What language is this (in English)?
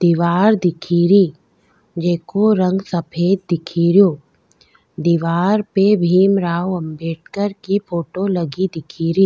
Rajasthani